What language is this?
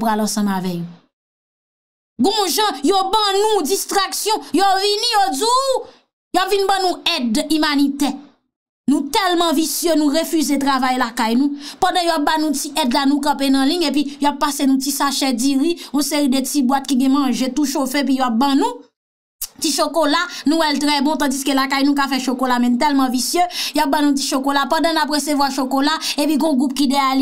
French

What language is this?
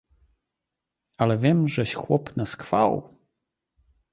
Polish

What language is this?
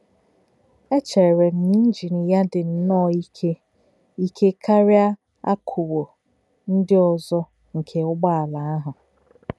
Igbo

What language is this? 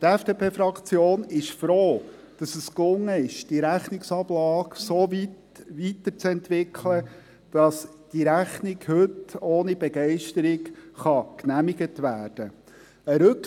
Swiss German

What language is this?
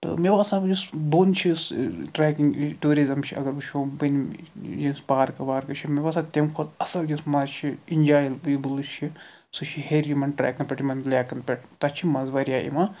Kashmiri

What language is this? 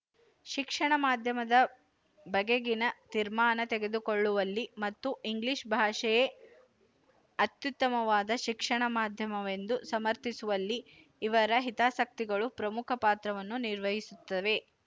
Kannada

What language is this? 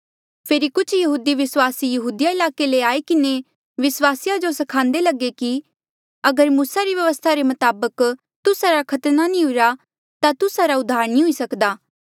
Mandeali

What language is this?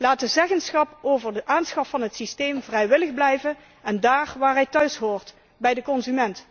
Dutch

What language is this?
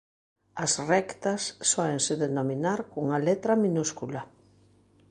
Galician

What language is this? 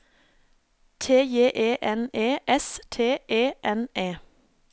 Norwegian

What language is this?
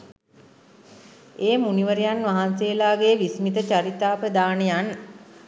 Sinhala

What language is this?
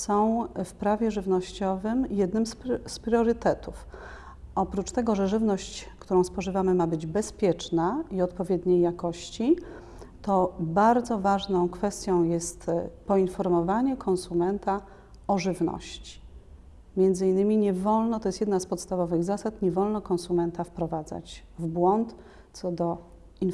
Polish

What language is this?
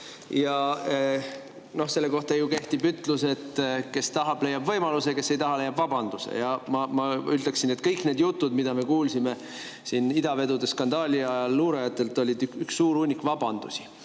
Estonian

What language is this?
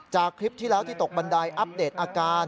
Thai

